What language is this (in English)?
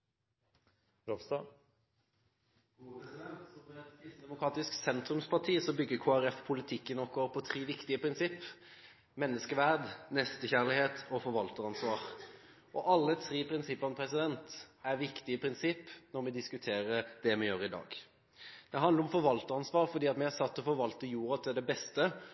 Norwegian Bokmål